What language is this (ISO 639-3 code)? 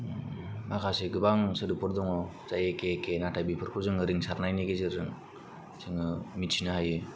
brx